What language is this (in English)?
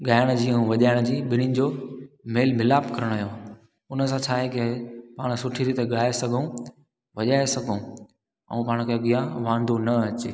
Sindhi